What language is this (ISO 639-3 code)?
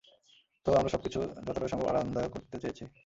ben